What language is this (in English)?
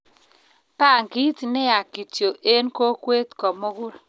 Kalenjin